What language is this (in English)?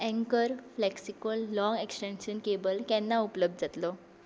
Konkani